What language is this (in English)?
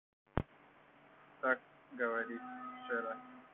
Russian